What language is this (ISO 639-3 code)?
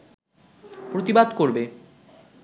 ben